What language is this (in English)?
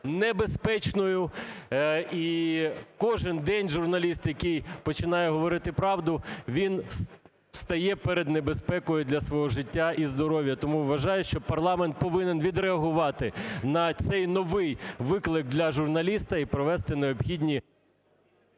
Ukrainian